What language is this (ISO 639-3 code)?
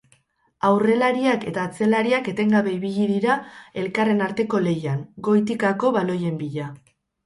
eus